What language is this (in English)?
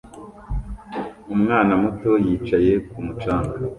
Kinyarwanda